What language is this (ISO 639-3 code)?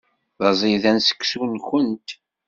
kab